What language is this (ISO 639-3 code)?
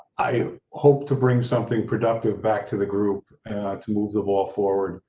eng